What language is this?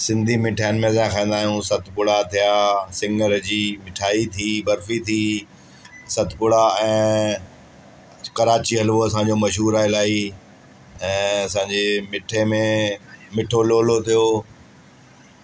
Sindhi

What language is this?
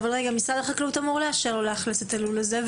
Hebrew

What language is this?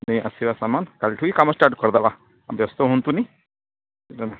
Odia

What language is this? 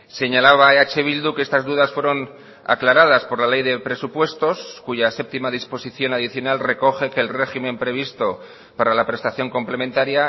Spanish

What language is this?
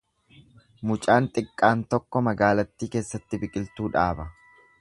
Oromo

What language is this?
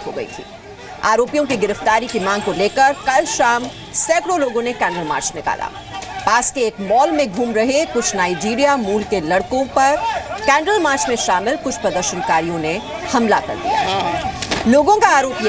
Hindi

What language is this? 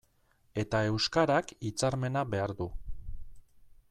Basque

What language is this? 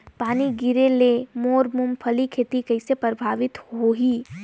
Chhattisgarhi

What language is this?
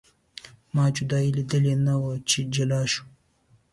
Pashto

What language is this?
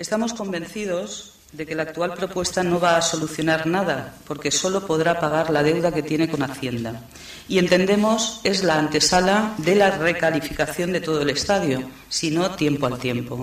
Spanish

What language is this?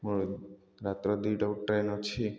Odia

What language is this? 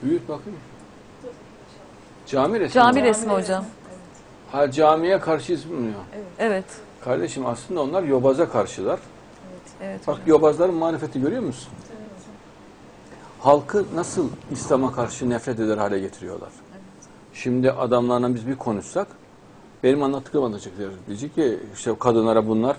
Turkish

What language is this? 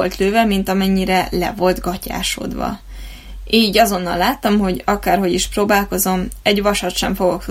Hungarian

